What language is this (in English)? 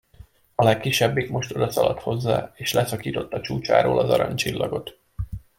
Hungarian